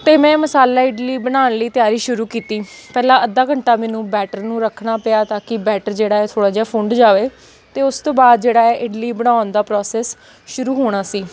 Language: Punjabi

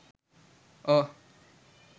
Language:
Sinhala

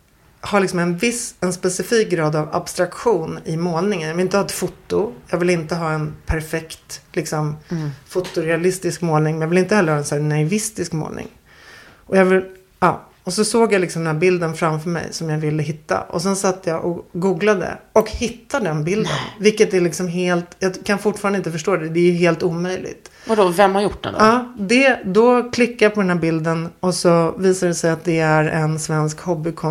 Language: Swedish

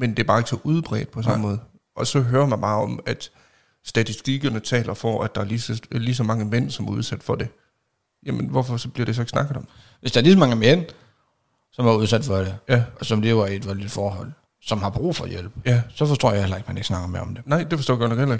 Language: Danish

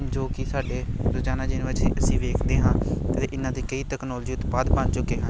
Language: Punjabi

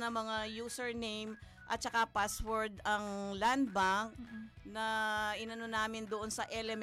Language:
Filipino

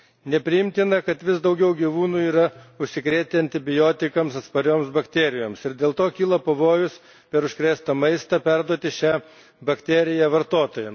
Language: Lithuanian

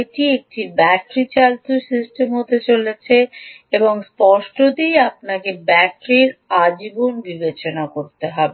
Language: Bangla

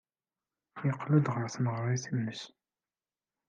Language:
Kabyle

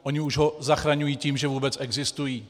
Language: Czech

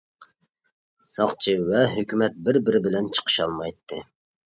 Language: Uyghur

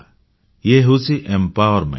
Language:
Odia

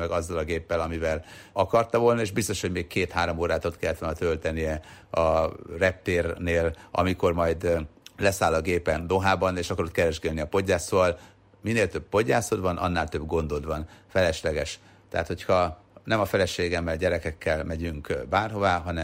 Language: Hungarian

